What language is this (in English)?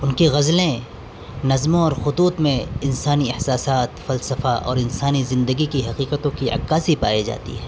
Urdu